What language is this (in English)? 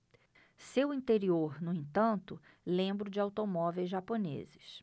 Portuguese